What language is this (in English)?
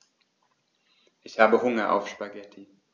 German